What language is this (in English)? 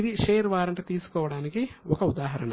Telugu